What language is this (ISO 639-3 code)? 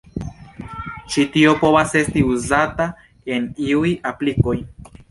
epo